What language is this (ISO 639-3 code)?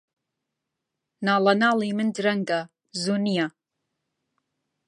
ckb